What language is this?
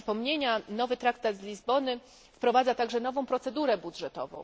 Polish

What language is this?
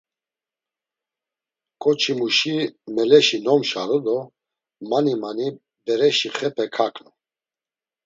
Laz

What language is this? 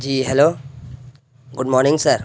Urdu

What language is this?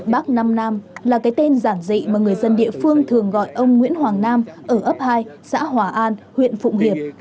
Vietnamese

